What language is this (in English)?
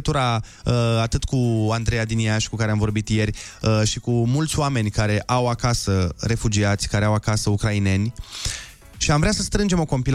Romanian